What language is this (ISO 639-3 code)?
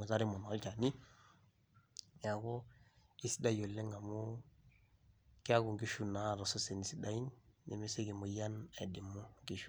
mas